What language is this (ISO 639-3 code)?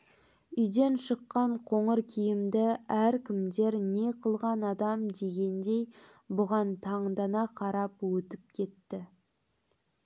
kaz